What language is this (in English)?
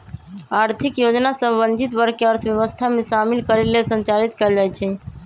Magahi